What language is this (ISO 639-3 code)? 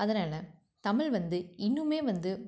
tam